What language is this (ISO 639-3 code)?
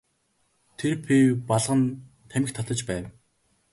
mon